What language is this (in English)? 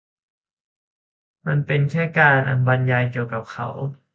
Thai